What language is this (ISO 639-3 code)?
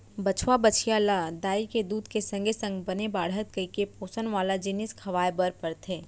hne